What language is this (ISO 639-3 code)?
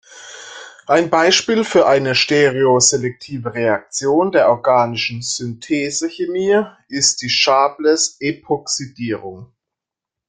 deu